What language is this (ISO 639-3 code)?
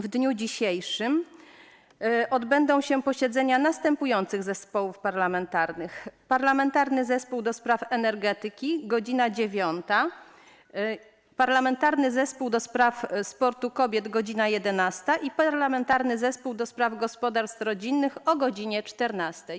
pol